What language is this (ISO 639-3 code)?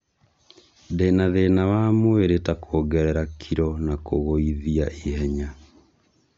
kik